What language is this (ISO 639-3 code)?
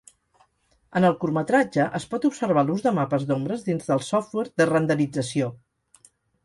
cat